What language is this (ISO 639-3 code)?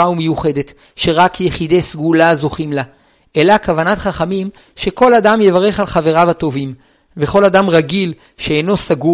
heb